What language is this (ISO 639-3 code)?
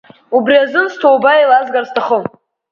abk